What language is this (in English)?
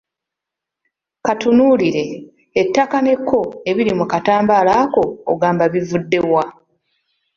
Ganda